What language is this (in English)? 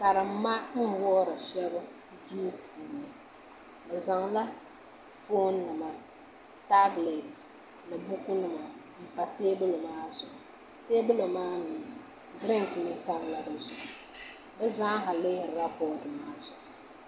Dagbani